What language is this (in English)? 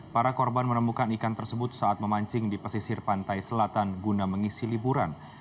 Indonesian